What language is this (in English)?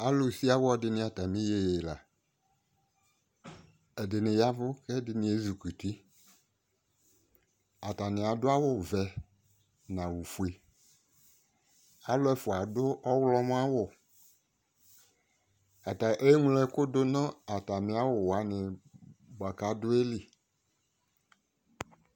Ikposo